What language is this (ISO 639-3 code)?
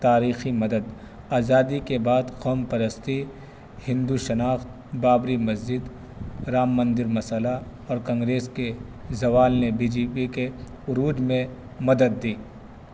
urd